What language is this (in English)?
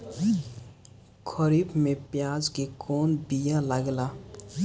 Bhojpuri